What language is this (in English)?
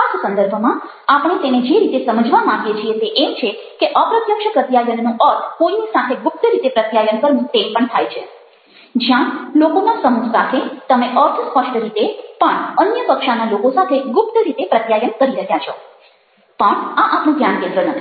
Gujarati